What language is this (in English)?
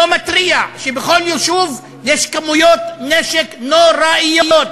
Hebrew